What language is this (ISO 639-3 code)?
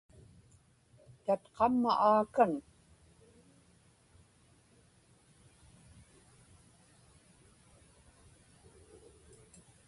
ipk